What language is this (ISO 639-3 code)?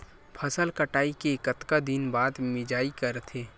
hne